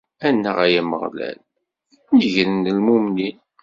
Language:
Kabyle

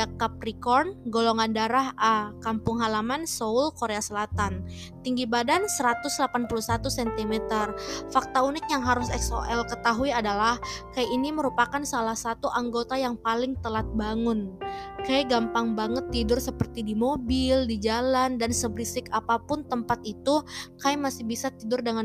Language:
Indonesian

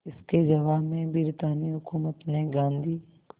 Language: Hindi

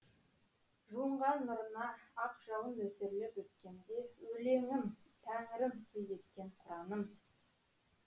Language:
Kazakh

